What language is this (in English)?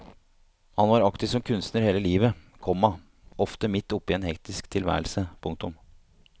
Norwegian